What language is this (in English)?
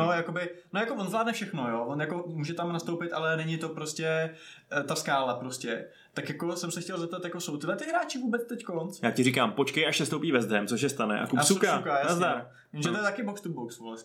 Czech